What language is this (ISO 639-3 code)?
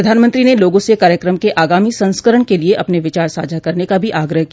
hin